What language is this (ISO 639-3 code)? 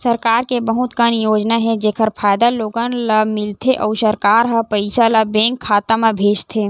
hne